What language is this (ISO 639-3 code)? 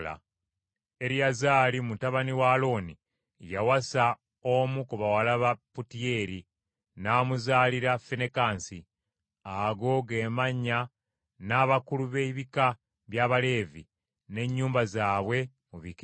lug